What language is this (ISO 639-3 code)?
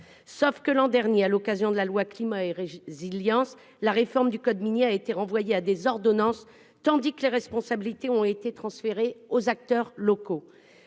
fra